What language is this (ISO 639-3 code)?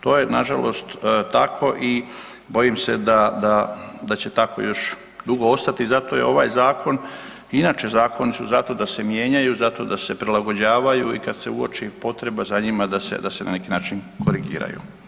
hrv